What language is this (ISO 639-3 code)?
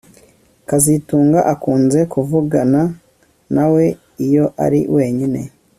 kin